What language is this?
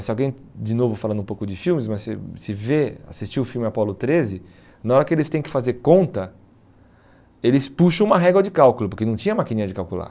Portuguese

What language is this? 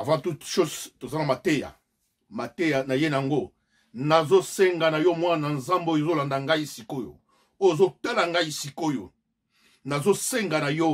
French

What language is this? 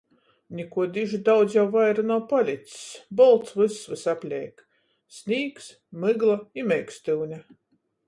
Latgalian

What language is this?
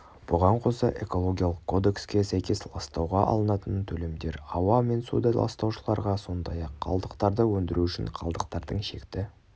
Kazakh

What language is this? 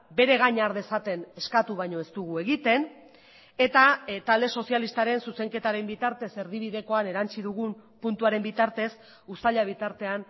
Basque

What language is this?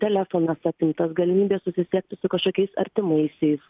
Lithuanian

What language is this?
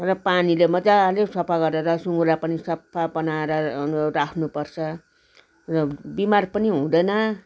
Nepali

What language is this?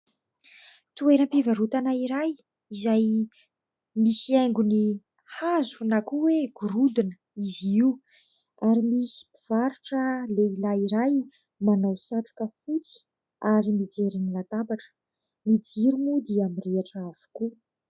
Malagasy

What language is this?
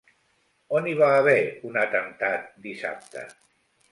Catalan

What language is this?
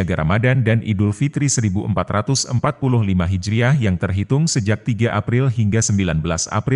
Indonesian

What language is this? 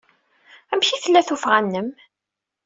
Kabyle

